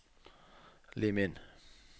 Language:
Norwegian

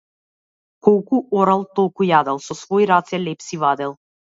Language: Macedonian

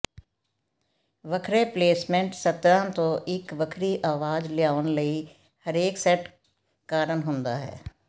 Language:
Punjabi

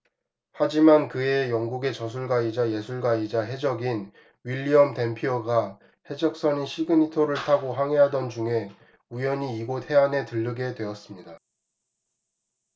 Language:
Korean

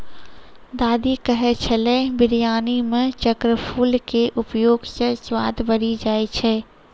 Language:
Maithili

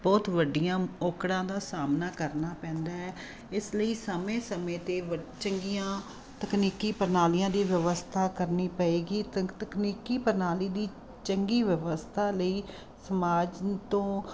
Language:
Punjabi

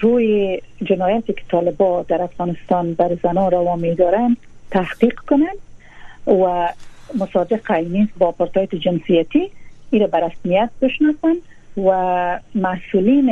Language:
Persian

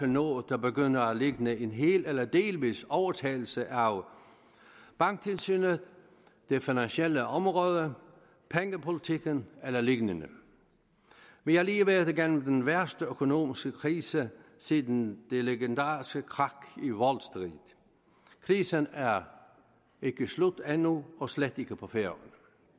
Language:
Danish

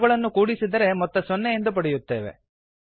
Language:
Kannada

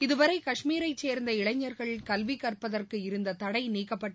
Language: Tamil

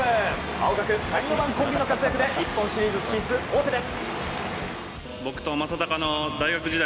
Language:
Japanese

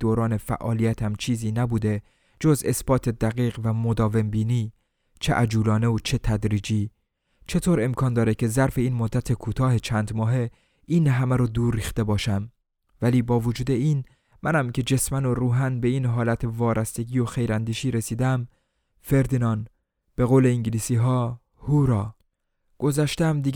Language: Persian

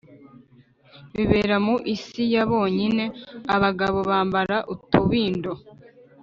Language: Kinyarwanda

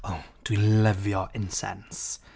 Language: Welsh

